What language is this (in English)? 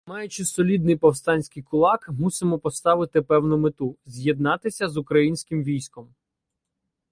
Ukrainian